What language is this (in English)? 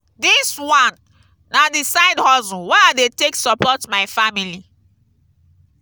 Nigerian Pidgin